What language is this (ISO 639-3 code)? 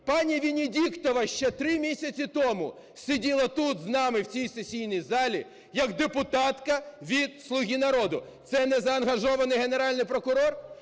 ukr